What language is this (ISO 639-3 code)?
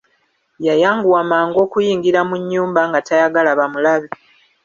lug